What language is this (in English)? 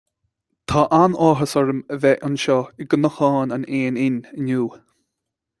Irish